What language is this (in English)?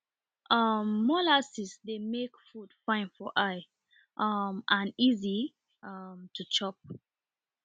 Nigerian Pidgin